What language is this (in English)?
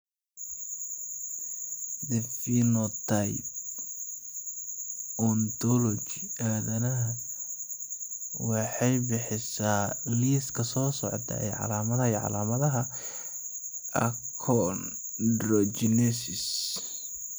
Somali